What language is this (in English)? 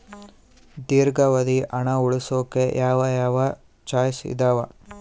Kannada